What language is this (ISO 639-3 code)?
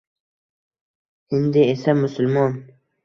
uzb